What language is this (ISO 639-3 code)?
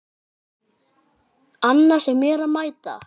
isl